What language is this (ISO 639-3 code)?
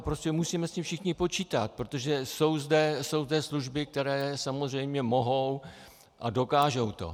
ces